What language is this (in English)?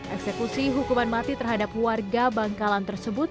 Indonesian